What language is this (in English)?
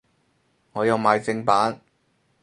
Cantonese